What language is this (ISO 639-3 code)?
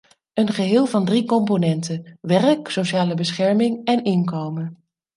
nld